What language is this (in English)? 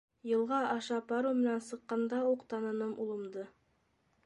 Bashkir